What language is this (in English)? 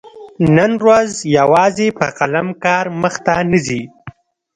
Pashto